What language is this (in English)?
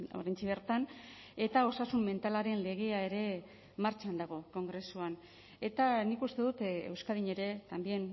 Basque